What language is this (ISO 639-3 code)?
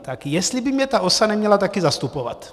ces